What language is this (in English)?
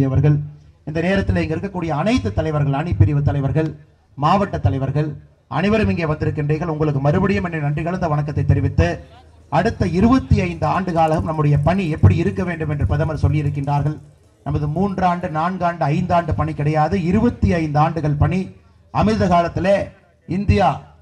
Romanian